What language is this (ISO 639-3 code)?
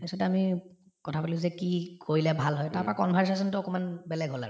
asm